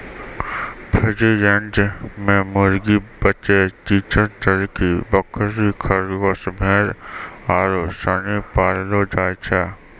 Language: Maithili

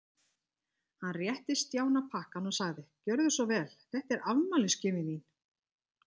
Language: Icelandic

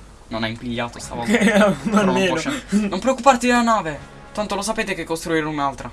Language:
Italian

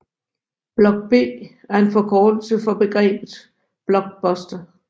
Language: Danish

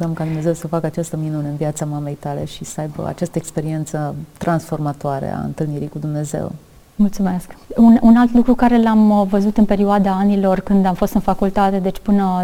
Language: Romanian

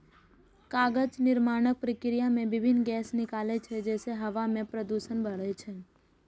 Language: Maithili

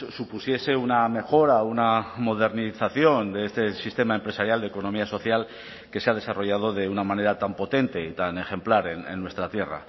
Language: Spanish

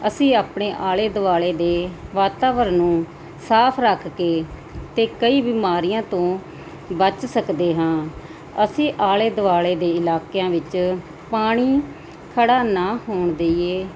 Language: Punjabi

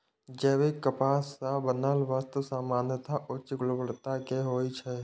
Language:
Maithili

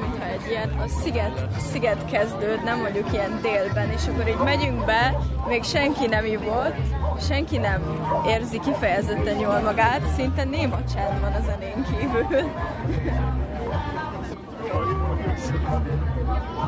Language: Hungarian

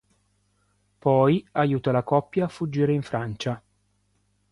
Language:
Italian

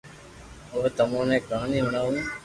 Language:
Loarki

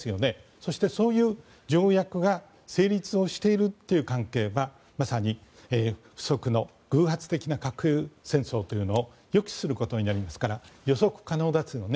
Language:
Japanese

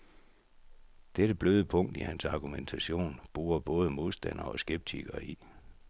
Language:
Danish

